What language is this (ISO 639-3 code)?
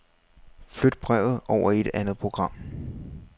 dan